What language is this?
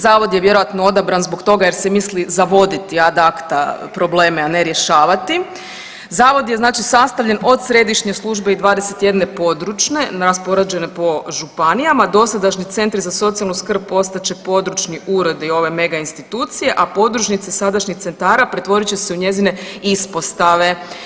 Croatian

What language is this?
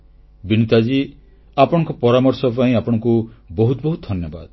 Odia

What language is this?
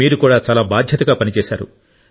Telugu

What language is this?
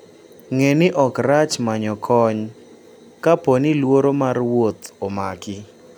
Luo (Kenya and Tanzania)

